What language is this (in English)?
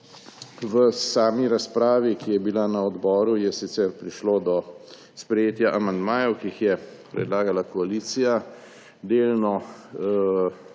Slovenian